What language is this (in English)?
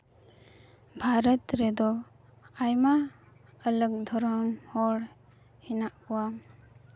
Santali